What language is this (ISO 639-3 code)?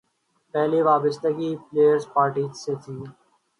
urd